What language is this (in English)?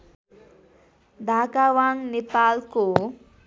Nepali